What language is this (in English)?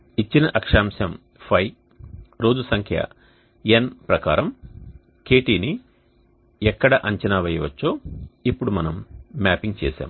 Telugu